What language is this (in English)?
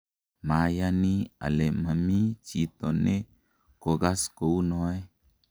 Kalenjin